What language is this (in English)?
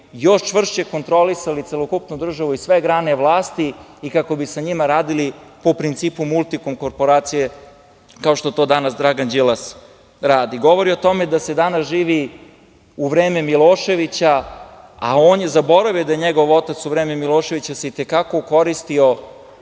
Serbian